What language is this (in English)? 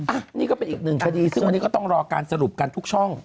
Thai